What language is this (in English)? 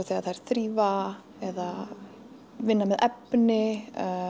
Icelandic